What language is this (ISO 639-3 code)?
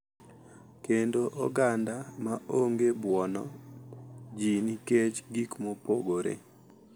luo